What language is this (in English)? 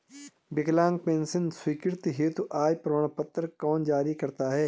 Hindi